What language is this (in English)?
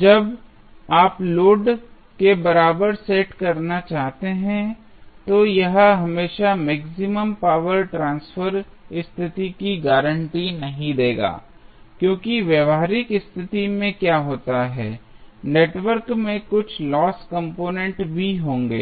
Hindi